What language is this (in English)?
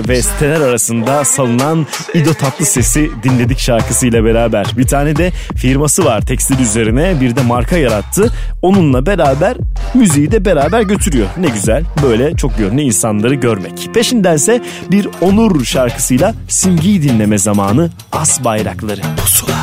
Turkish